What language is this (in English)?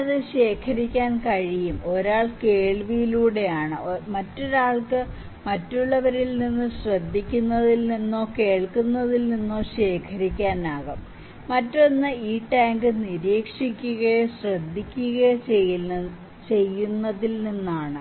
Malayalam